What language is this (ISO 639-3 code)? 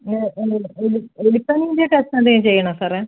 mal